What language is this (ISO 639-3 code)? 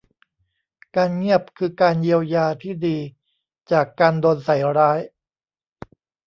tha